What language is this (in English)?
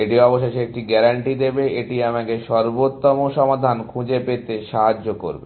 Bangla